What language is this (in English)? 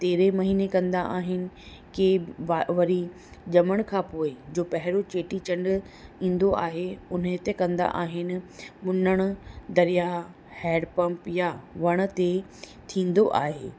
Sindhi